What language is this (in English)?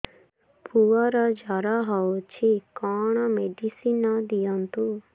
Odia